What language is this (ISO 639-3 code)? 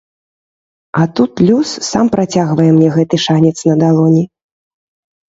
bel